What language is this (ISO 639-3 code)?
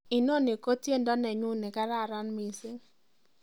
kln